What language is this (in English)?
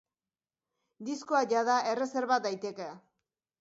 Basque